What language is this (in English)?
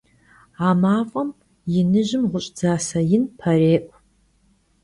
Kabardian